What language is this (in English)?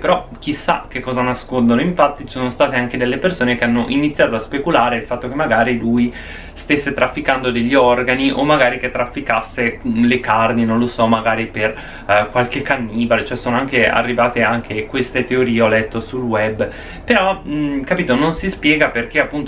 Italian